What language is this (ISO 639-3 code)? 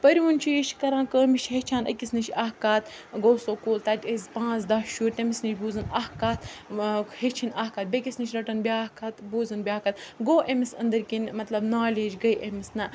kas